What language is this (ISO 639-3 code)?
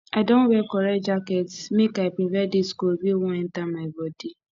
pcm